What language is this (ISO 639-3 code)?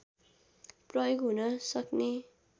nep